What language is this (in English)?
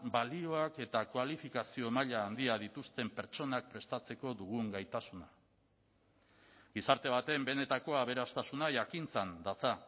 Basque